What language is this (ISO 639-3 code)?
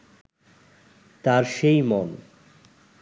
ben